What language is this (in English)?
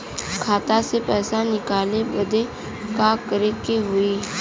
Bhojpuri